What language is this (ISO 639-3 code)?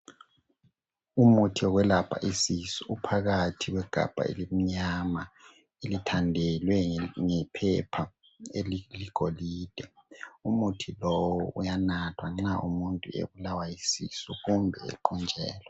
nde